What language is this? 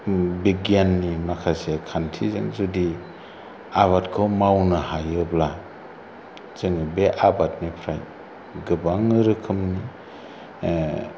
Bodo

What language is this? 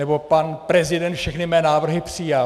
Czech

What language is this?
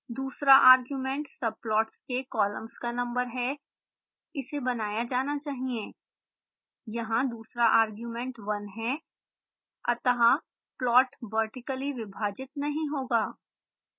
Hindi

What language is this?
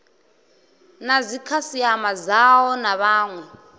Venda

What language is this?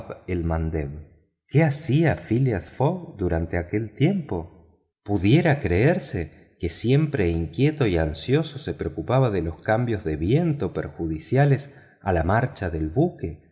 Spanish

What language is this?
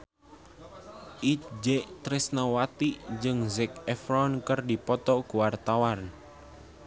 Sundanese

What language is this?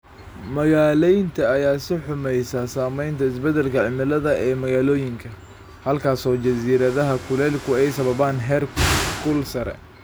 Somali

